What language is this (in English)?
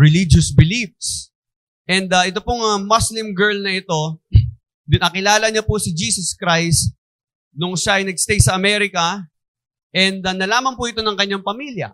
Filipino